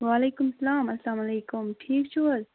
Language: Kashmiri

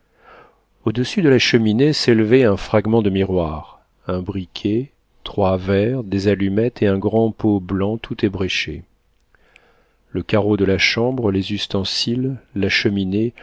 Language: French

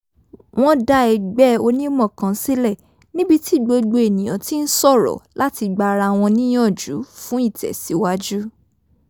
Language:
Yoruba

